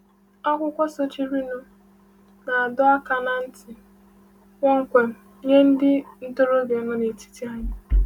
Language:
Igbo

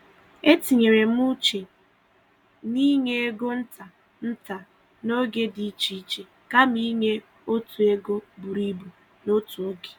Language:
Igbo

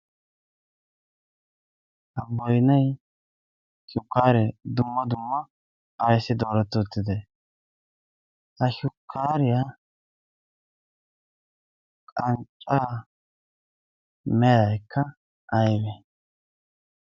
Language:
Wolaytta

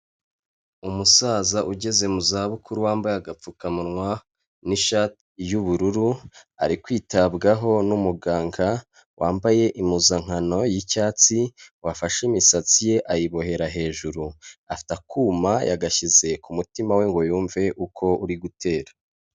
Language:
Kinyarwanda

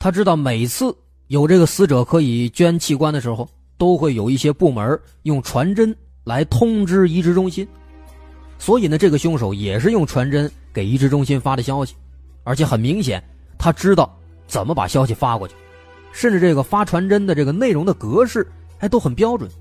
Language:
Chinese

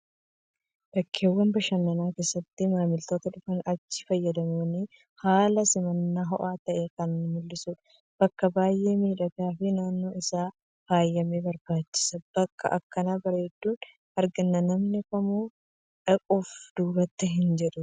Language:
Oromo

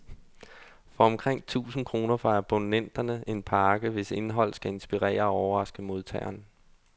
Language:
Danish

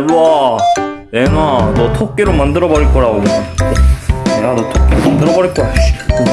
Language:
Korean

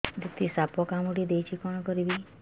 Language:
Odia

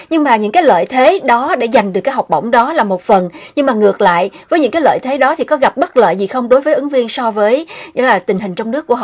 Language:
Vietnamese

